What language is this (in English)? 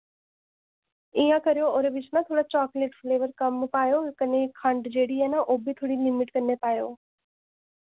Dogri